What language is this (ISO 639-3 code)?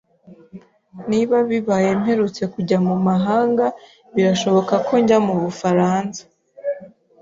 kin